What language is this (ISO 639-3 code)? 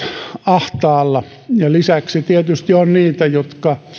fin